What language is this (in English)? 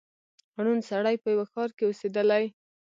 Pashto